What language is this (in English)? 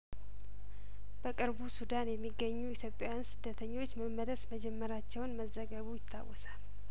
Amharic